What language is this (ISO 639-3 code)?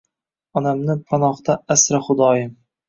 uzb